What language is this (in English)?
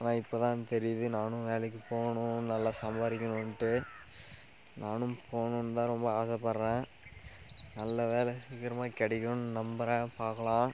Tamil